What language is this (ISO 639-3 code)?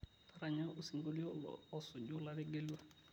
mas